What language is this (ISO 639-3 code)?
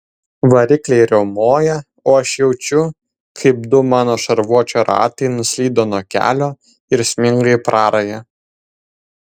lit